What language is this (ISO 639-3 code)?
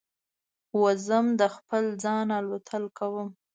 pus